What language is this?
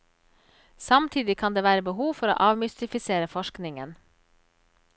Norwegian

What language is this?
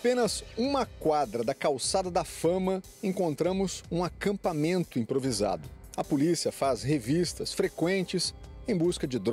Portuguese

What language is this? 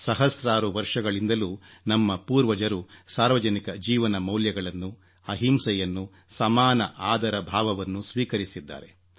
Kannada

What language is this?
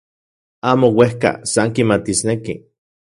Central Puebla Nahuatl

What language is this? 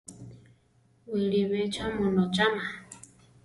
Central Tarahumara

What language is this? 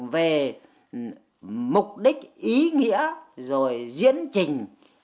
Vietnamese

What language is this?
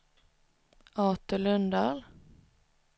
Swedish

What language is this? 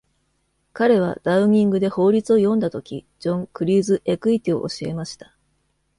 Japanese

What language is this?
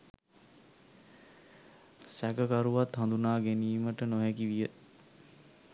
Sinhala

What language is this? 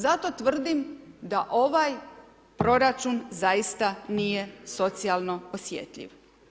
Croatian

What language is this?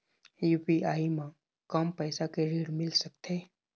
Chhattisgarhi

